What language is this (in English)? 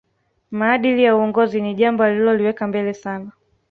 Swahili